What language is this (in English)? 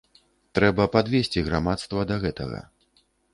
Belarusian